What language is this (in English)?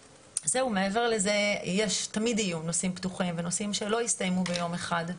Hebrew